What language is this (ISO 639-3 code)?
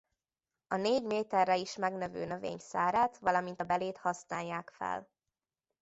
hun